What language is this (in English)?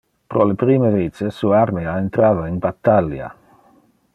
Interlingua